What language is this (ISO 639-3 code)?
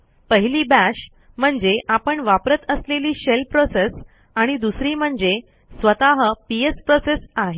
mar